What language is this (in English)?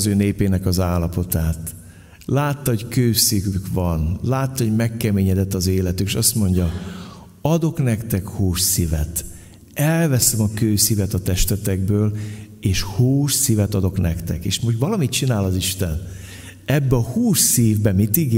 Hungarian